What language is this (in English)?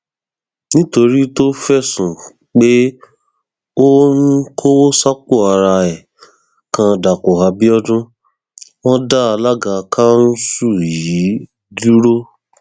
Yoruba